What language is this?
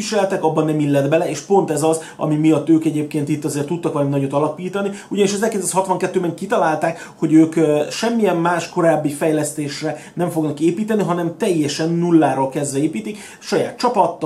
Hungarian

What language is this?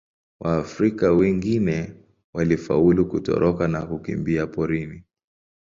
Swahili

